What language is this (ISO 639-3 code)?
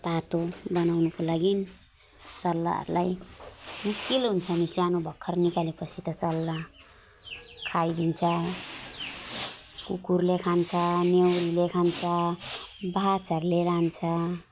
nep